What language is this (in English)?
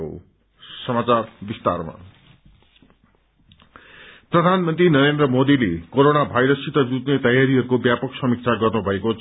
Nepali